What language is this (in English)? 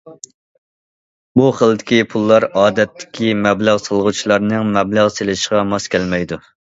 Uyghur